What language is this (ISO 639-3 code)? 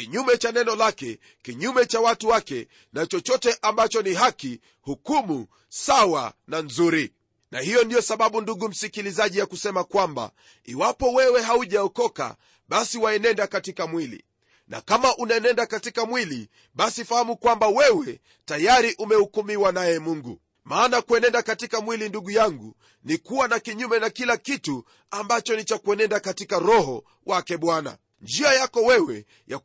swa